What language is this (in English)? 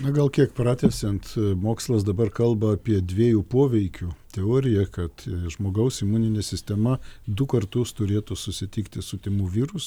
Lithuanian